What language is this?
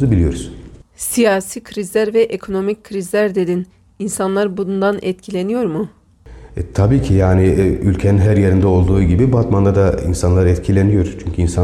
Turkish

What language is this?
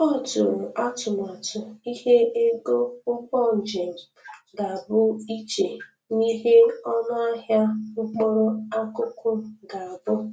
Igbo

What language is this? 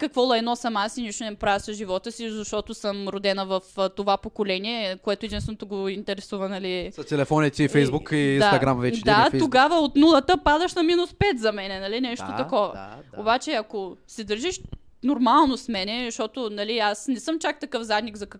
Bulgarian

